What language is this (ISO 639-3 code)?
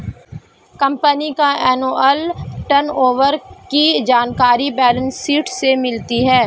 hin